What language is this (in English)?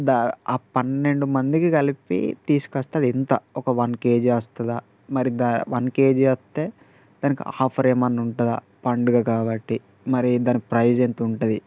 Telugu